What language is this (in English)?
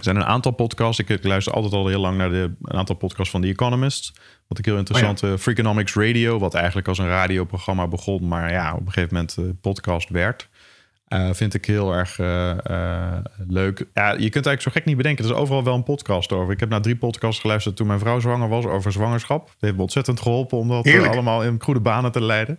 Dutch